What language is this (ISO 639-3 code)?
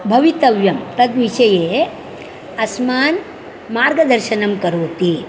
san